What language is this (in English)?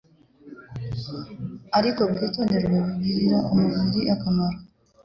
Kinyarwanda